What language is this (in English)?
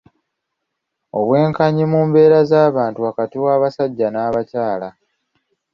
Ganda